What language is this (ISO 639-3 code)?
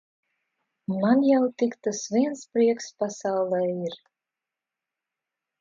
lav